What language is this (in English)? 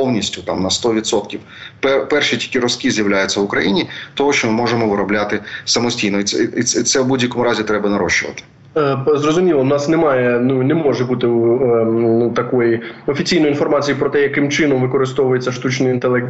Ukrainian